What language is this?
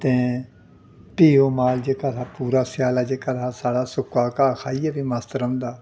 Dogri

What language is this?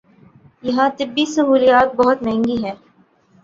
Urdu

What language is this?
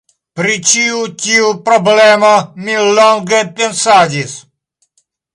Esperanto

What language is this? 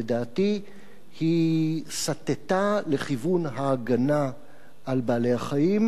Hebrew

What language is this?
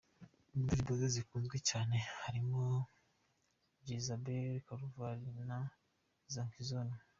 Kinyarwanda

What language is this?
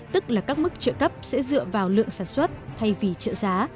Vietnamese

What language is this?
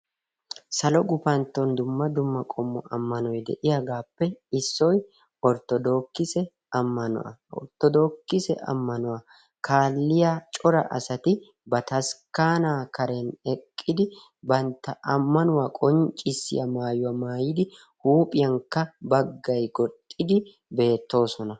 Wolaytta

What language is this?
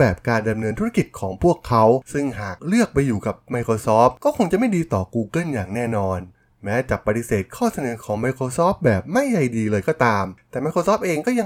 Thai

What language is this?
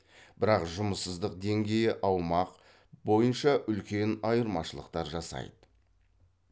Kazakh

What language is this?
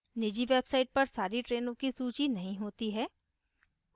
Hindi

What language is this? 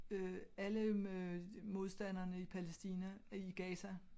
Danish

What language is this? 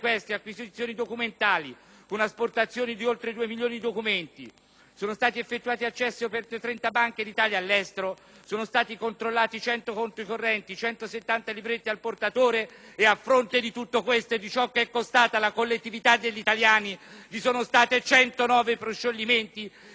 Italian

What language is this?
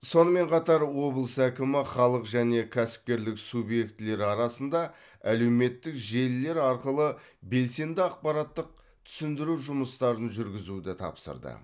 Kazakh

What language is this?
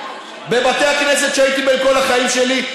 Hebrew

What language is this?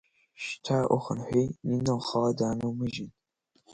Abkhazian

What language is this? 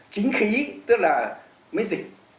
Vietnamese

